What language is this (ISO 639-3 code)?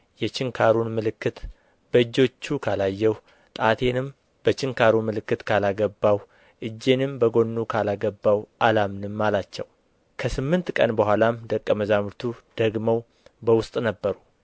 amh